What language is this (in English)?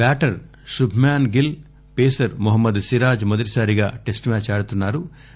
Telugu